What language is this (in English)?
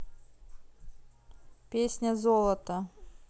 Russian